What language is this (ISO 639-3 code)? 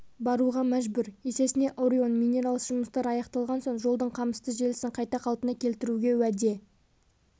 kaz